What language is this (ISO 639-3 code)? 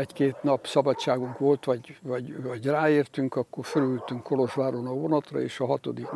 hun